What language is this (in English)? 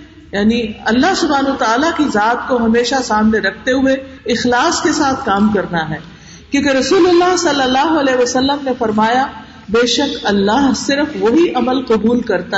Urdu